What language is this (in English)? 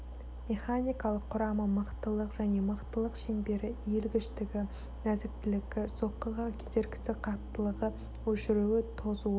Kazakh